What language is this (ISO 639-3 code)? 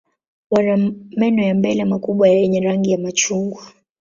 swa